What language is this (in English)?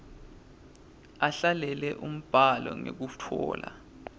Swati